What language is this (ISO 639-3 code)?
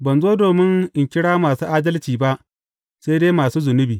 hau